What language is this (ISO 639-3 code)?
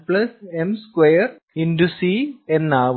mal